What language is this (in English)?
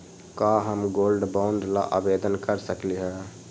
Magahi